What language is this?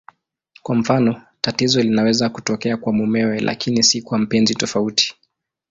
Swahili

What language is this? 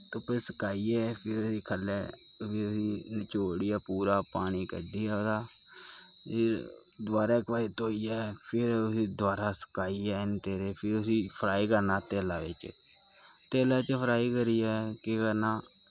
Dogri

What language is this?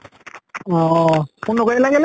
Assamese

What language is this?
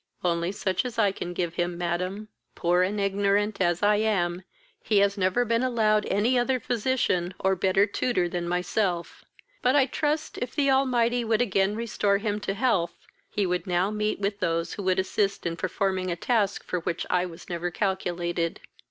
English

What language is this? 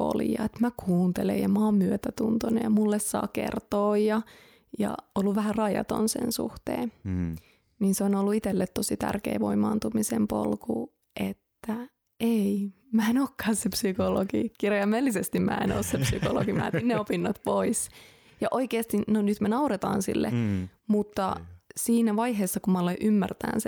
Finnish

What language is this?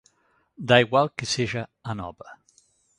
Galician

